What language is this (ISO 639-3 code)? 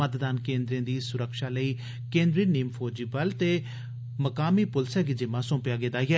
doi